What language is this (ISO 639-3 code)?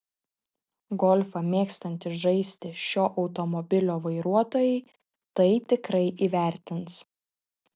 lit